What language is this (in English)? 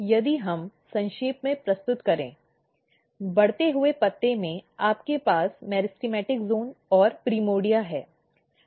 Hindi